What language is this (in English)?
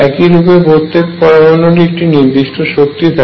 Bangla